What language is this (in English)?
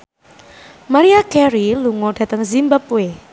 Javanese